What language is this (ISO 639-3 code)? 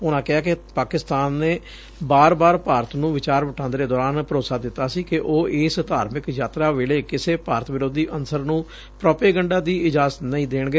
pan